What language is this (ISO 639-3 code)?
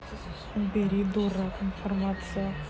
rus